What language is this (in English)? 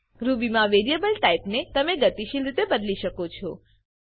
Gujarati